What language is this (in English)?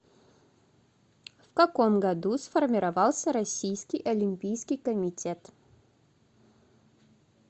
Russian